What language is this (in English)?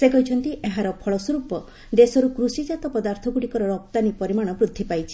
Odia